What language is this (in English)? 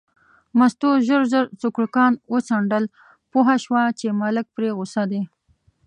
Pashto